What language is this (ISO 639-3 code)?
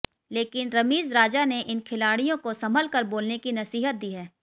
hin